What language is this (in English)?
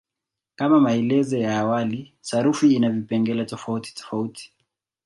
Swahili